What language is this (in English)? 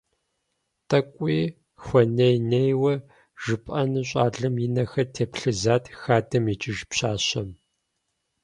Kabardian